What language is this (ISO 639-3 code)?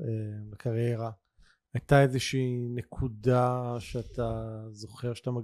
heb